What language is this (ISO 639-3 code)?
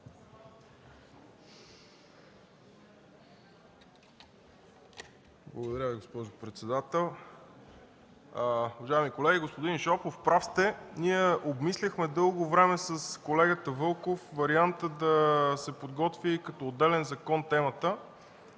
bul